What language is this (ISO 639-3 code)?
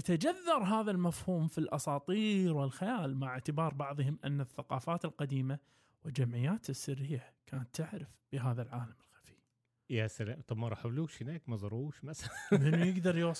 ara